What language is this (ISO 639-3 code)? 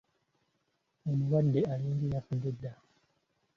lug